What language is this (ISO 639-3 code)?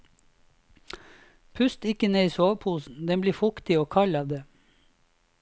nor